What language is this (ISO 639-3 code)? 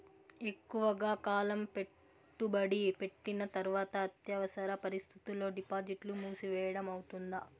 tel